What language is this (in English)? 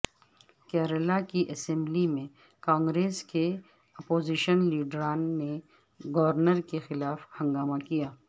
Urdu